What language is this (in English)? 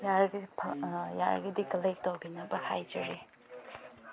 Manipuri